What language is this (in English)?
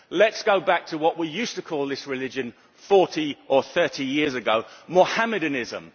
English